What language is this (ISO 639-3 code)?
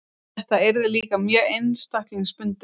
isl